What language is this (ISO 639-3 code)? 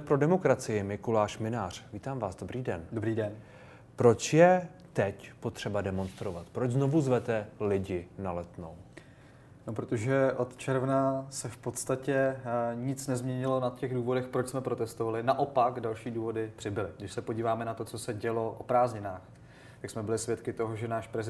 ces